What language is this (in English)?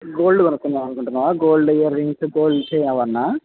Telugu